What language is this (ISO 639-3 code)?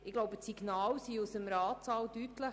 gsw